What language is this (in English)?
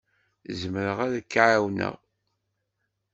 Kabyle